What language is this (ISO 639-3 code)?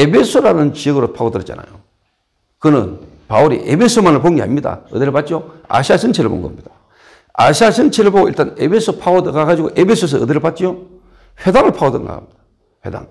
kor